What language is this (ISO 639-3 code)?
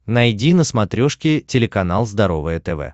rus